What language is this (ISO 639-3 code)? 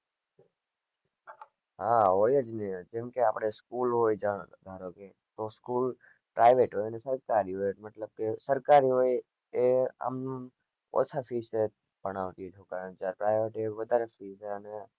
guj